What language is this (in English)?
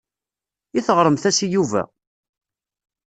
Kabyle